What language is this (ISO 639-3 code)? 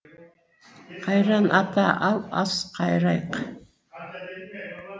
kaz